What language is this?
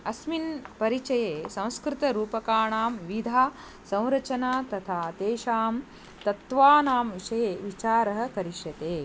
Sanskrit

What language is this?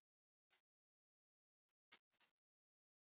Icelandic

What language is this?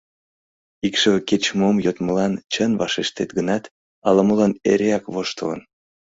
Mari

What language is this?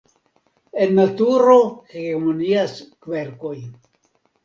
Esperanto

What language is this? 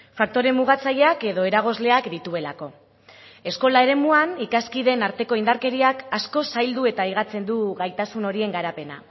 Basque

